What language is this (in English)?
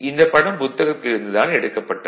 Tamil